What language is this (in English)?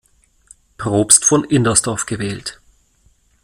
German